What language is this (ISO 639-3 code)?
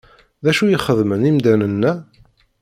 kab